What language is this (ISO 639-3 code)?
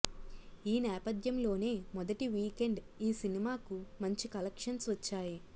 tel